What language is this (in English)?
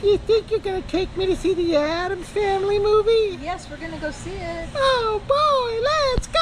English